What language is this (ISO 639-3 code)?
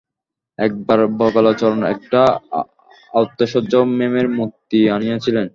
ben